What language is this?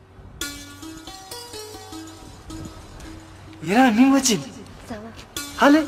Turkish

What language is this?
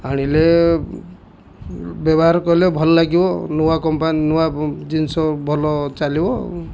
Odia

